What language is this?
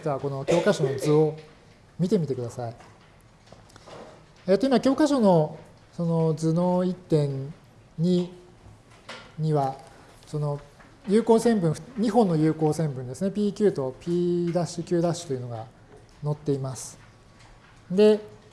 Japanese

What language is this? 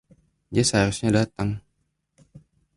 Indonesian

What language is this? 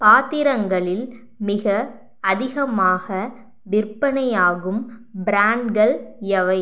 Tamil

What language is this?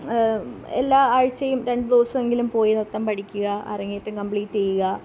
Malayalam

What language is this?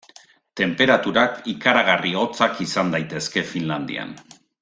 Basque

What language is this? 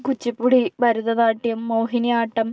Malayalam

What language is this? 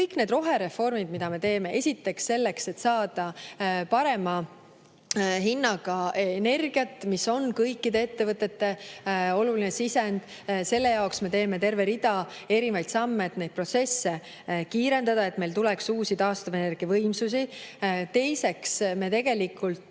Estonian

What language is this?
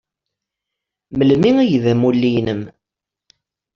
Kabyle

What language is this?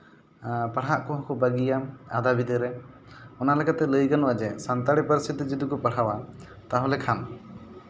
Santali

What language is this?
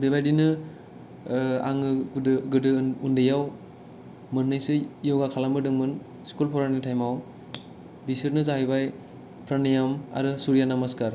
Bodo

